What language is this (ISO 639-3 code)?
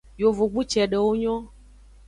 ajg